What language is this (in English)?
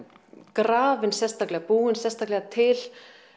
Icelandic